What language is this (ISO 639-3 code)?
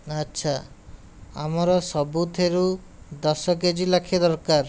ori